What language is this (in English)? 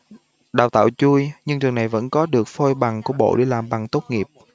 Vietnamese